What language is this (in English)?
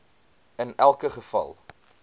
Afrikaans